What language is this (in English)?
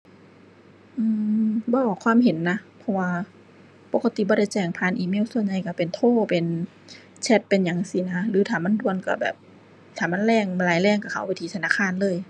Thai